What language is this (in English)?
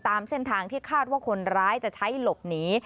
Thai